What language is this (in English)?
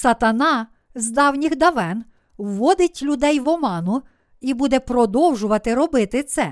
Ukrainian